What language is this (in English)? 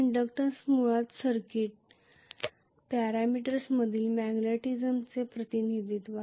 Marathi